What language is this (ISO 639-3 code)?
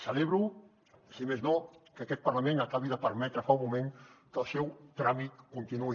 cat